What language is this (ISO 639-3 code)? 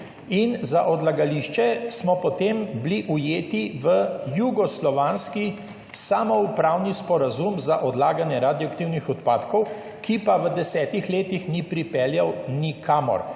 slv